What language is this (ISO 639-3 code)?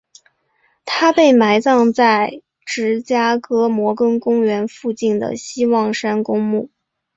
zho